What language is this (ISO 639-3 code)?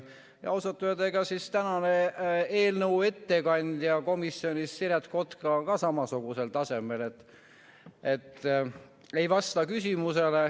est